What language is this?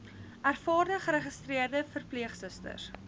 Afrikaans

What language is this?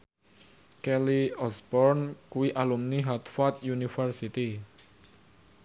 Javanese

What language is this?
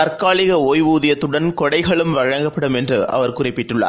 Tamil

